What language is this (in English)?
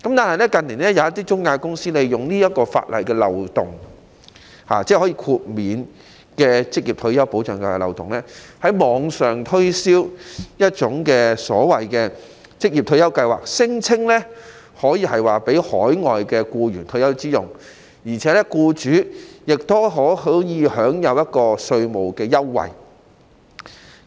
Cantonese